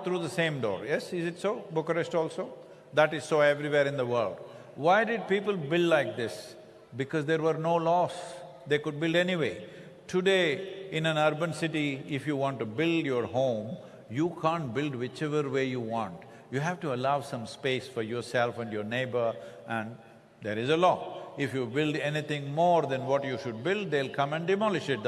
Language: English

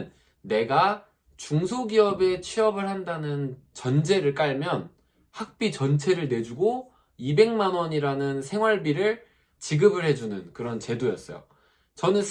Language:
Korean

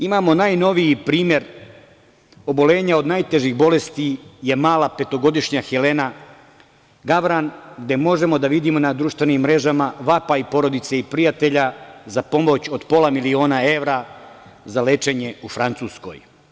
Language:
Serbian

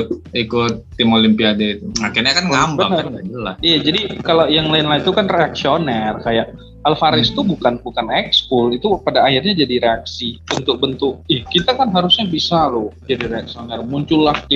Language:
Indonesian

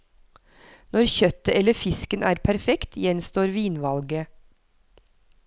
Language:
Norwegian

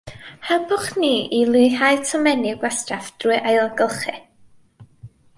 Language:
Welsh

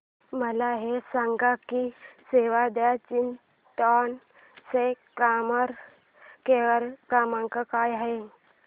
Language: Marathi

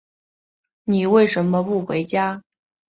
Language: Chinese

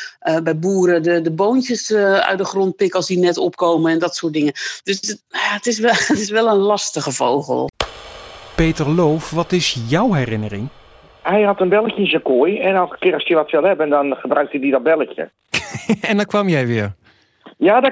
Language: Dutch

